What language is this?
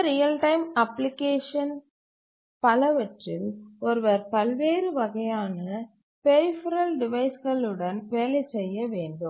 Tamil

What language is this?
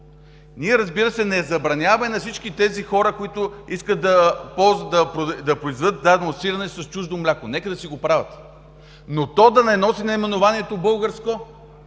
Bulgarian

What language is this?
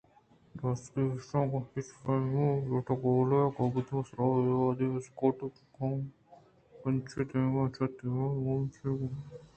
Eastern Balochi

